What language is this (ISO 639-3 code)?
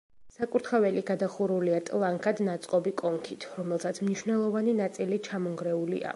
kat